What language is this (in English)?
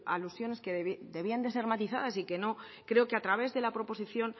Spanish